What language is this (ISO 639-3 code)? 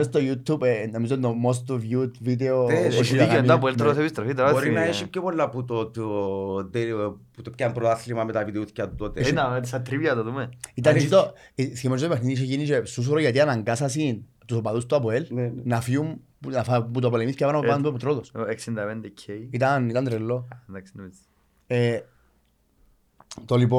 ell